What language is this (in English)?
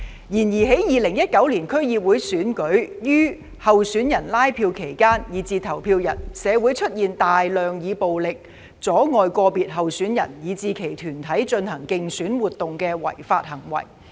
Cantonese